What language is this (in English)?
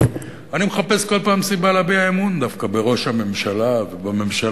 Hebrew